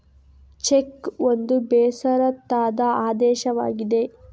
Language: Kannada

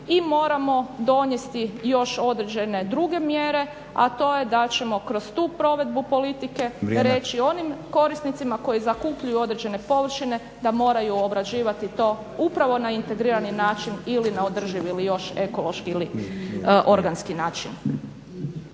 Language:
Croatian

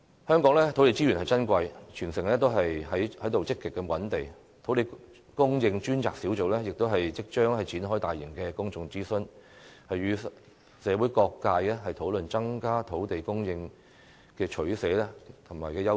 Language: Cantonese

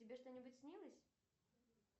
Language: Russian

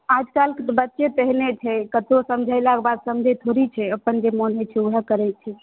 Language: Maithili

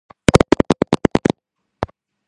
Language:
Georgian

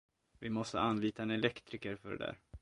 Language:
Swedish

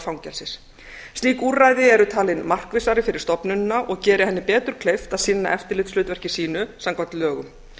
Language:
Icelandic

